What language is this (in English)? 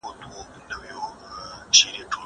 Pashto